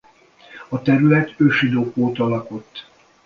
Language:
Hungarian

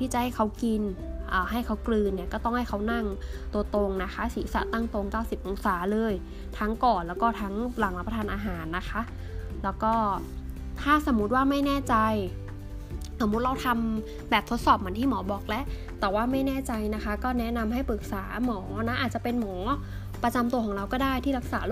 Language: Thai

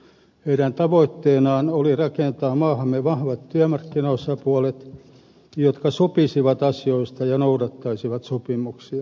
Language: Finnish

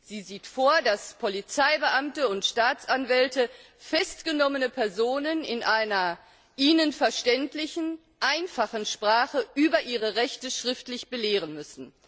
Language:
German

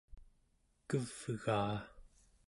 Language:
Central Yupik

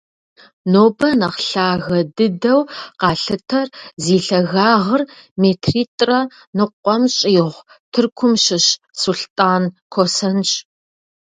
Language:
Kabardian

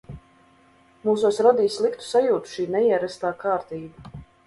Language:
Latvian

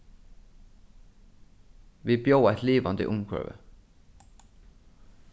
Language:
Faroese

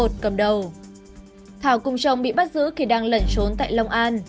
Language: Vietnamese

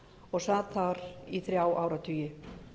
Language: Icelandic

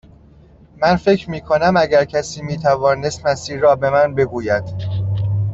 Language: Persian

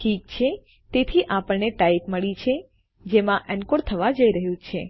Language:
Gujarati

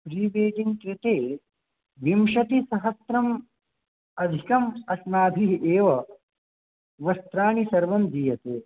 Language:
Sanskrit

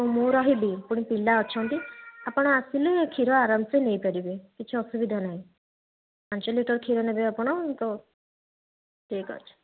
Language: Odia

